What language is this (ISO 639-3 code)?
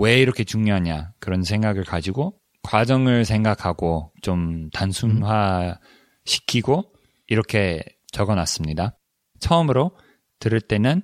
kor